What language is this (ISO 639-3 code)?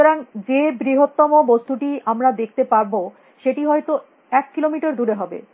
ben